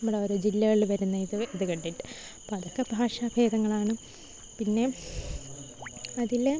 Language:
Malayalam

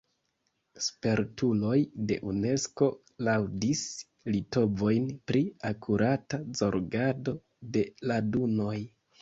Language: Esperanto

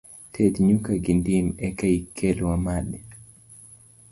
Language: Luo (Kenya and Tanzania)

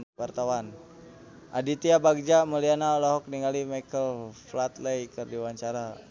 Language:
Sundanese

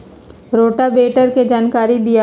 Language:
Magahi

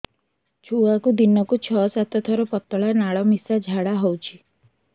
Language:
Odia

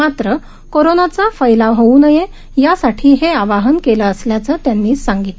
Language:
Marathi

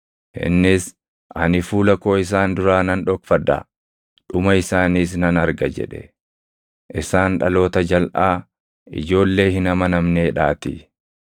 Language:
Oromo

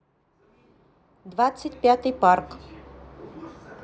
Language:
Russian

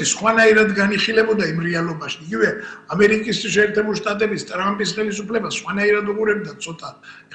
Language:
Italian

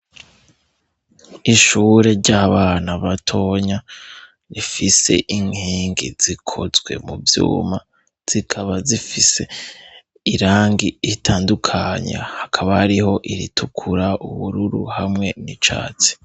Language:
Rundi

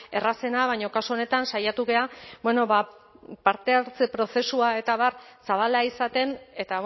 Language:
Basque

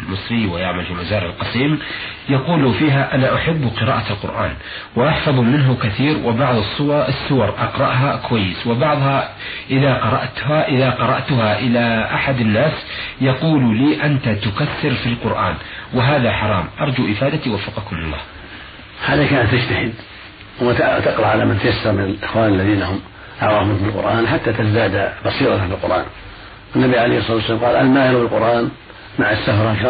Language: Arabic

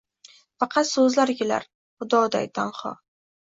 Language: Uzbek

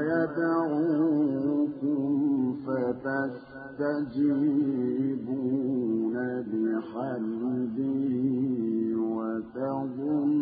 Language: Arabic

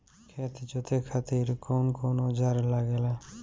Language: Bhojpuri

